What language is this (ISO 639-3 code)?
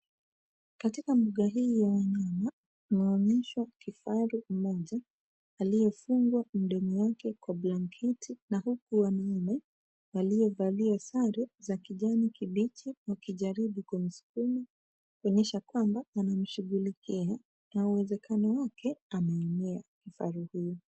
swa